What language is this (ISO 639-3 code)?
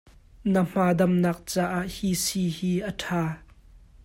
cnh